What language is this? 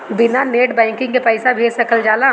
Bhojpuri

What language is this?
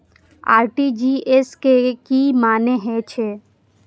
Maithili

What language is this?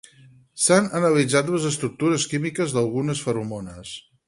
Catalan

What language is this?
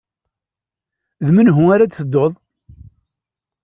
Kabyle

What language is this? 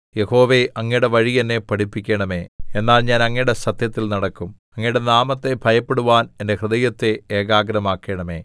Malayalam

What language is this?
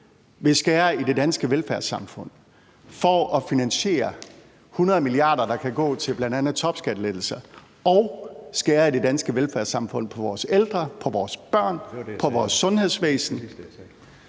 Danish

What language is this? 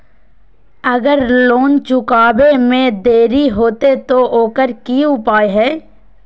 Magahi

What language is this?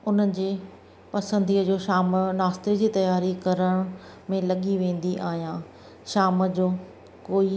Sindhi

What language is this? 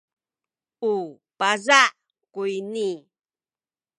Sakizaya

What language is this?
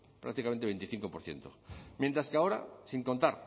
Spanish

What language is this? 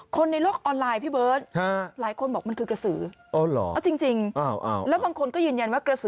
Thai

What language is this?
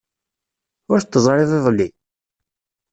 Kabyle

